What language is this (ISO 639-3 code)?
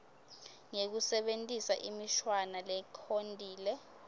ssw